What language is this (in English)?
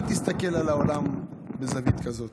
Hebrew